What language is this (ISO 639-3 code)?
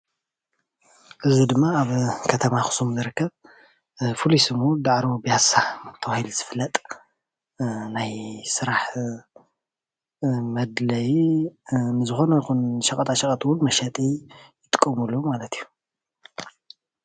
tir